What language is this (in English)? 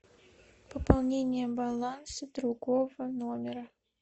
Russian